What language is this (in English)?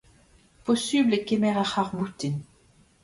Breton